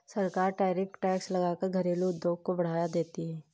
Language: Hindi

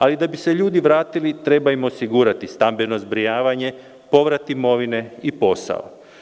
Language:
Serbian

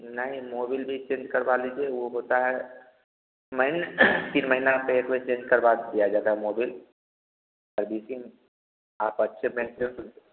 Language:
Hindi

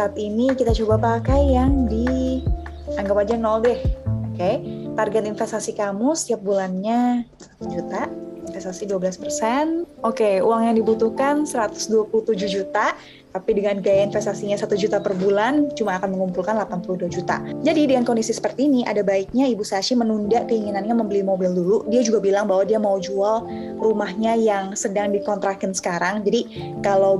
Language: Indonesian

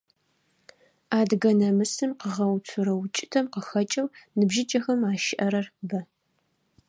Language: Adyghe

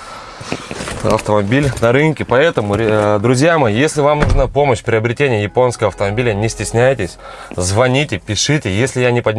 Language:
Russian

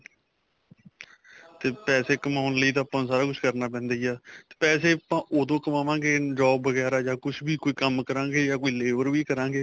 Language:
Punjabi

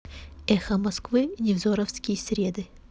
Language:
Russian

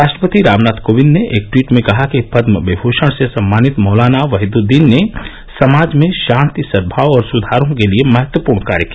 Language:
Hindi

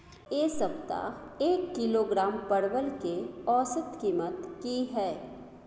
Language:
Maithili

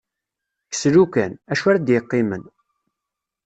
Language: Kabyle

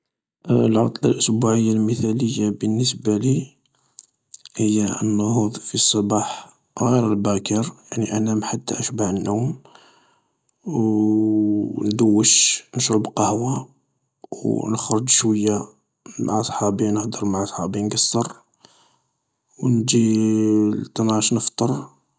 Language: Algerian Arabic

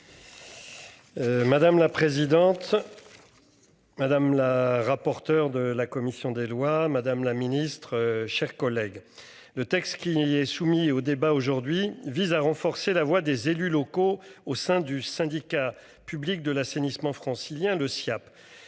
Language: French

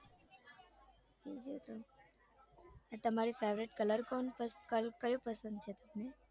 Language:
Gujarati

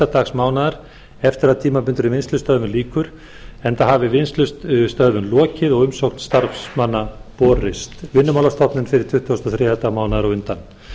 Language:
Icelandic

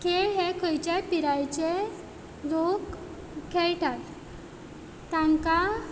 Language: Konkani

